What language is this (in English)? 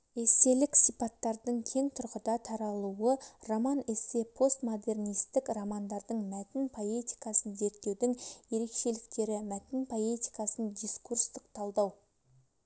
Kazakh